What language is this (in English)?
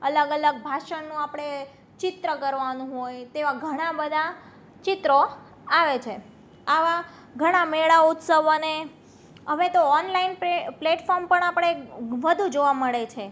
Gujarati